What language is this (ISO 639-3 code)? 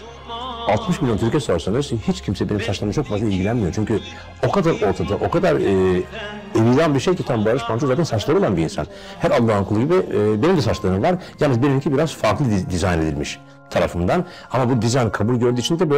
tur